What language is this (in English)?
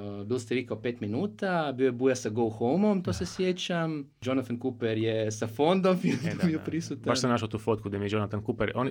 Croatian